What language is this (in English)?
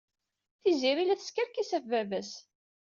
Kabyle